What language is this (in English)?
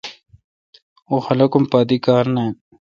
Kalkoti